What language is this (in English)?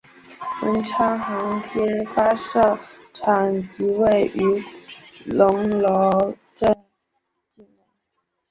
Chinese